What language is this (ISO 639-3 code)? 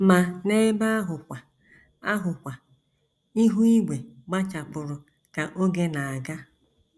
ibo